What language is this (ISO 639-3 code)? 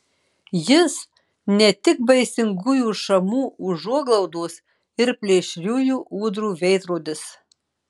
lit